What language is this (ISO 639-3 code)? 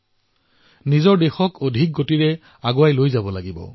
asm